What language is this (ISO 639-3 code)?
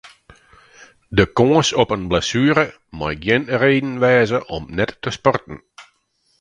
fry